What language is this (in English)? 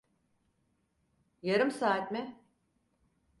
Turkish